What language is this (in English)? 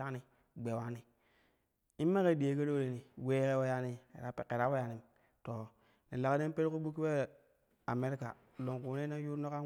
Kushi